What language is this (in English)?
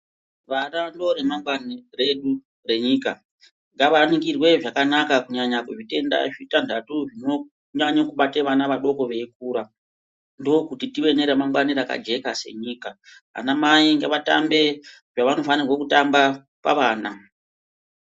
Ndau